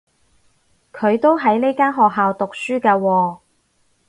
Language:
Cantonese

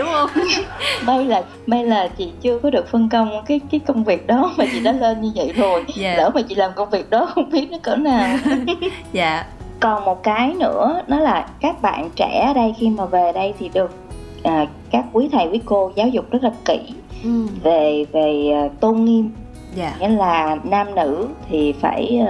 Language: Vietnamese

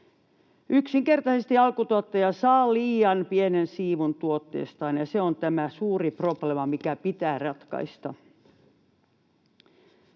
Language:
Finnish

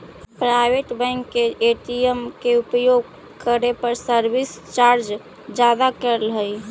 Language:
Magahi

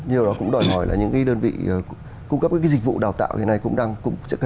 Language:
Vietnamese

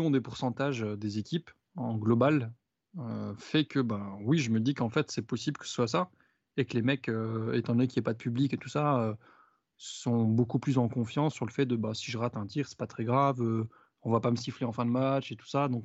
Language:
French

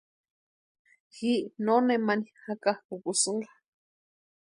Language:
Western Highland Purepecha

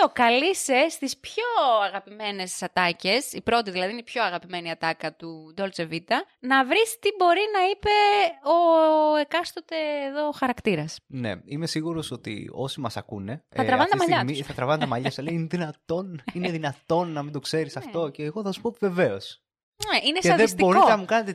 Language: Greek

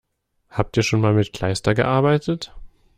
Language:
German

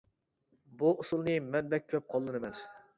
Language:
Uyghur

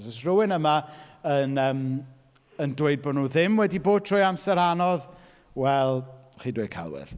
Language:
Welsh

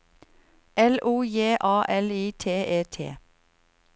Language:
Norwegian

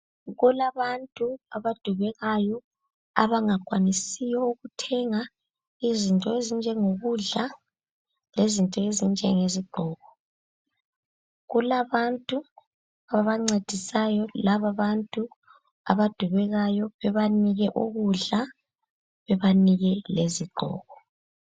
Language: North Ndebele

